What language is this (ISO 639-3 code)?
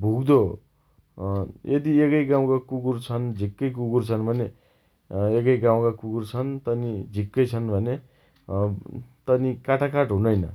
dty